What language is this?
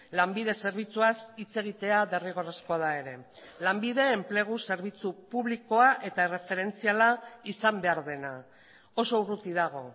Basque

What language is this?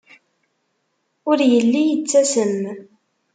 Kabyle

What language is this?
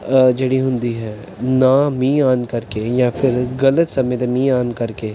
Punjabi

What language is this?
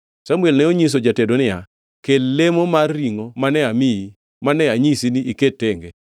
Luo (Kenya and Tanzania)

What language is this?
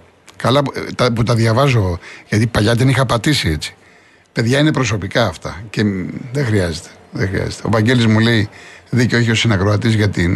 Greek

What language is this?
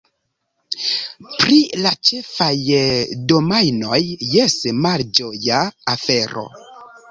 Esperanto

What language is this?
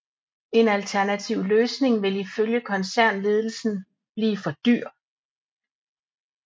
Danish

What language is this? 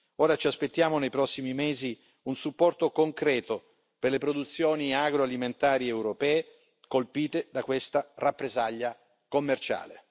Italian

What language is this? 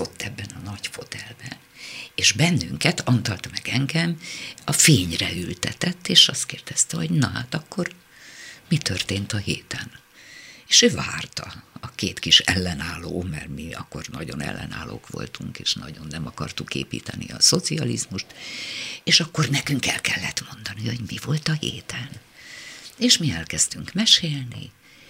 Hungarian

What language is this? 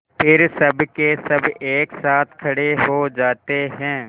Hindi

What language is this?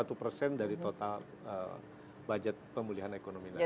Indonesian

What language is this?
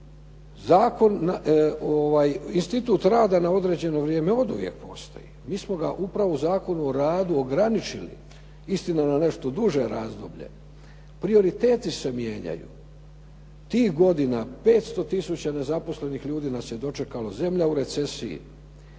Croatian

